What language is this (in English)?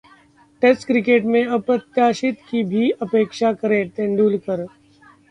Hindi